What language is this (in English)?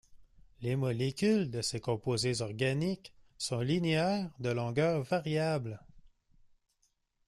French